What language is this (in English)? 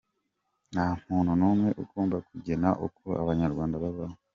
Kinyarwanda